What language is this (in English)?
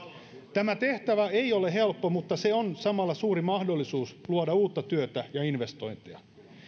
Finnish